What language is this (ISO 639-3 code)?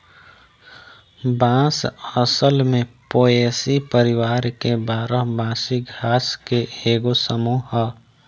bho